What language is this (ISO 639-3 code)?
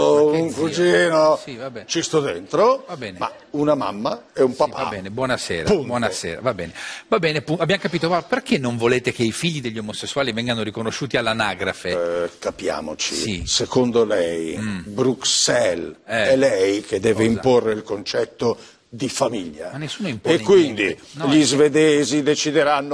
ita